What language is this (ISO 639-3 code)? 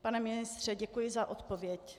ces